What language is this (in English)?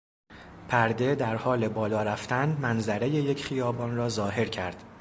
Persian